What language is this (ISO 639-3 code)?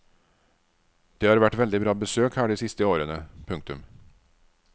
nor